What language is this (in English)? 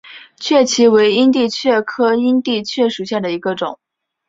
Chinese